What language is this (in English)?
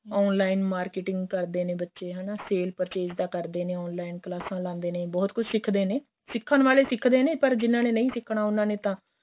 Punjabi